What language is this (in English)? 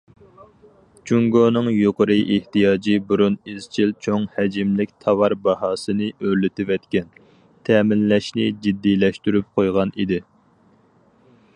Uyghur